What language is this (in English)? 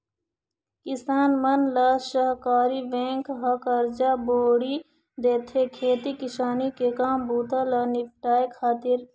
Chhattisgarhi